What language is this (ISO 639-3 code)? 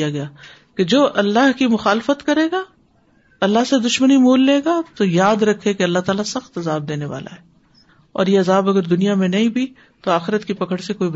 urd